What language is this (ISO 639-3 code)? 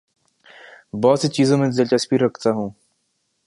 urd